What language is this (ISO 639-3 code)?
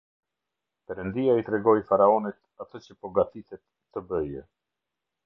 sqi